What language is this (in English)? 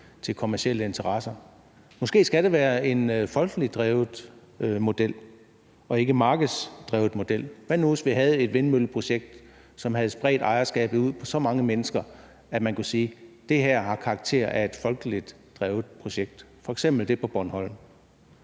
Danish